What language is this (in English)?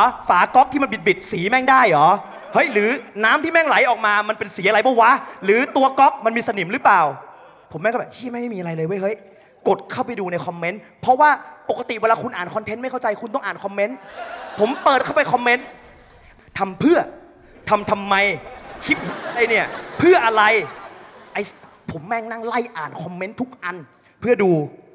Thai